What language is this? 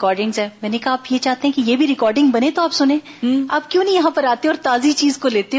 Urdu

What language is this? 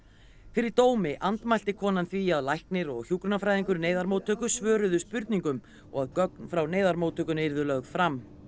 Icelandic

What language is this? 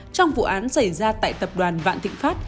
Vietnamese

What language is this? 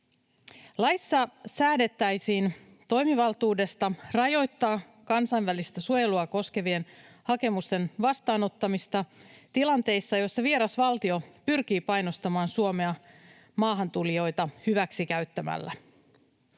Finnish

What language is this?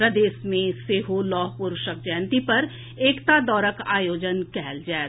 Maithili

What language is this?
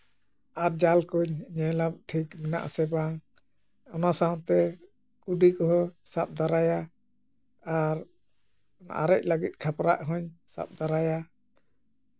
Santali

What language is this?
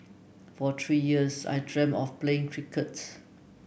English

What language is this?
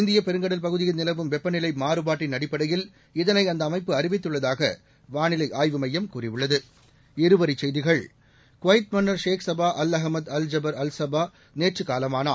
Tamil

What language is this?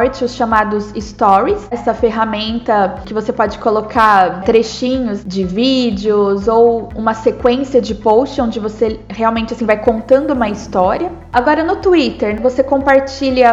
Portuguese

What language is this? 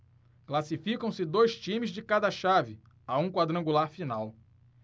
Portuguese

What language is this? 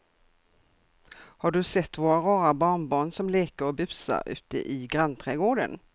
Swedish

